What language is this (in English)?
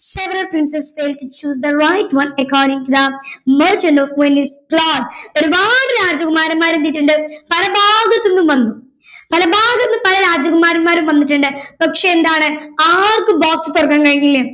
Malayalam